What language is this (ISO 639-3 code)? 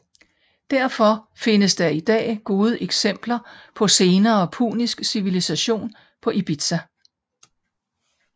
dan